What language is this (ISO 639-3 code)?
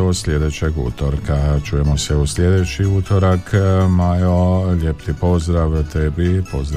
hrv